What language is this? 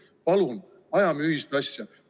Estonian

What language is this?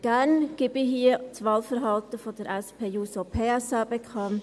Swiss German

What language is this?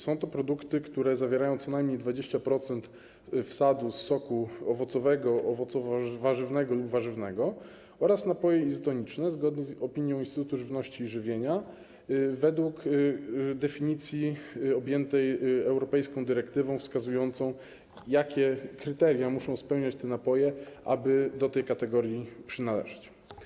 Polish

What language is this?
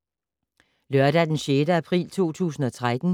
Danish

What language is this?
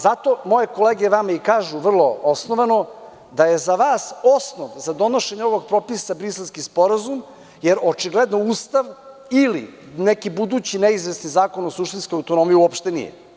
Serbian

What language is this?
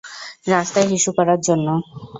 Bangla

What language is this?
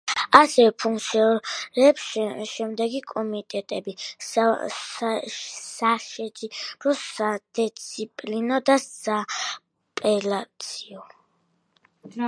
Georgian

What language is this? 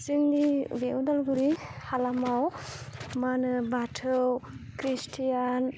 Bodo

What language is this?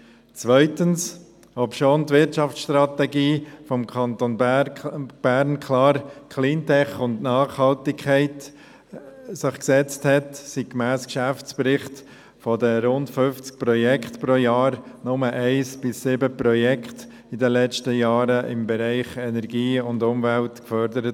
Swiss German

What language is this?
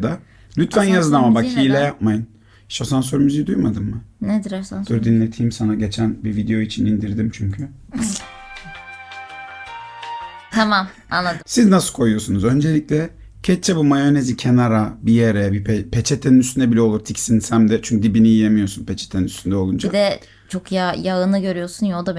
Turkish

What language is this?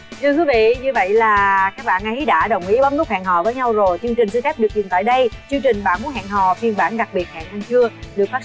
Vietnamese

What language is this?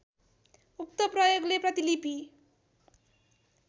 Nepali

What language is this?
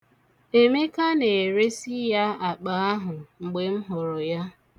Igbo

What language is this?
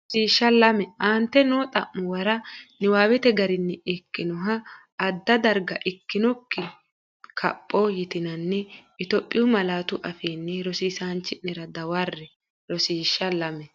Sidamo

